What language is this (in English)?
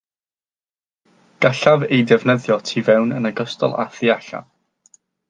Welsh